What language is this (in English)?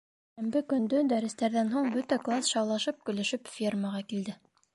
Bashkir